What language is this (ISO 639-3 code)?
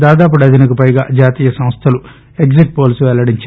tel